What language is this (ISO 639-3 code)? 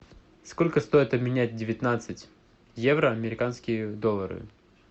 rus